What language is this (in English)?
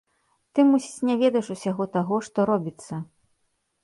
Belarusian